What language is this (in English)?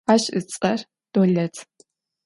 Adyghe